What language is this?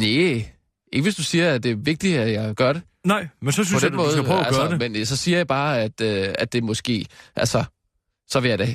Danish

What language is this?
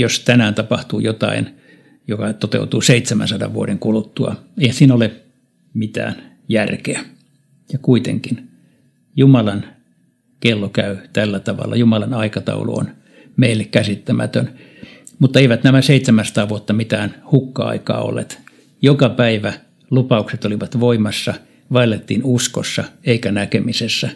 Finnish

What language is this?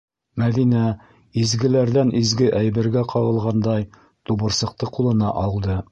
Bashkir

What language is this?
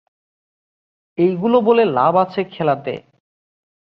Bangla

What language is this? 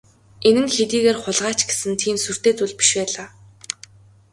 Mongolian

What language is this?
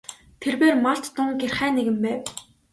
Mongolian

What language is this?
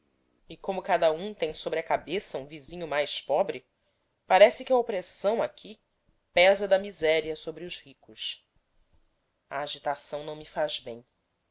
Portuguese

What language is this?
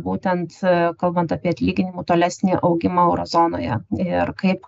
Lithuanian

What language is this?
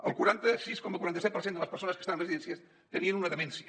Catalan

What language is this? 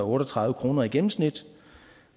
Danish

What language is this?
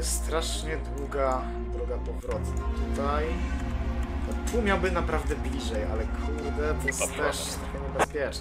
Polish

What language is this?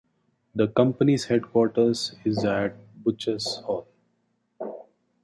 English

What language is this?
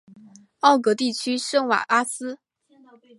Chinese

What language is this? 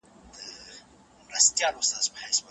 Pashto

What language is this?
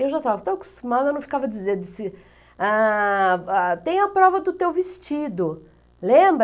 Portuguese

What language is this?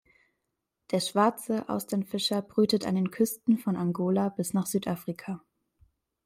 German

